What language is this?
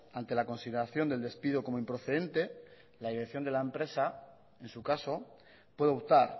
Spanish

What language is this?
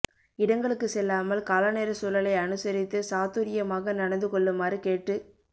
Tamil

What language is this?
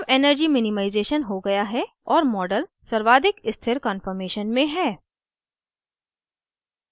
Hindi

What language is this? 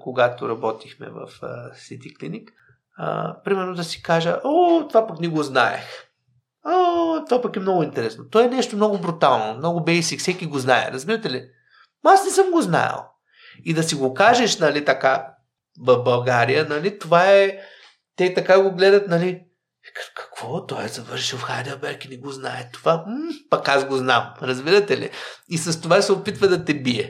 Bulgarian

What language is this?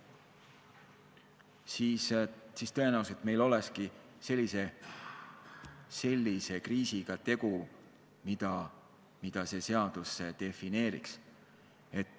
Estonian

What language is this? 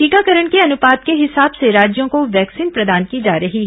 Hindi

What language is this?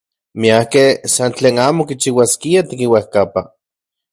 Central Puebla Nahuatl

